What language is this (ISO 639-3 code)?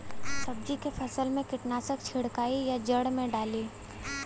bho